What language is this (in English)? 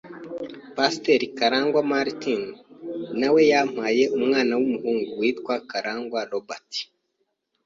Kinyarwanda